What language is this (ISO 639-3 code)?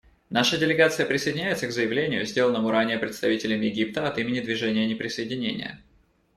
rus